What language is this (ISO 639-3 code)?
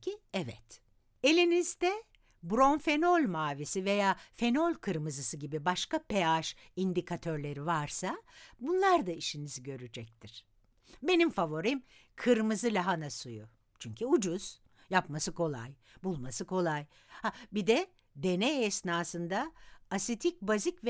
tur